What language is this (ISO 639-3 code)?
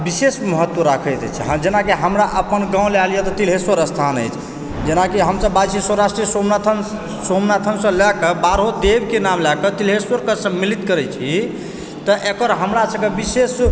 mai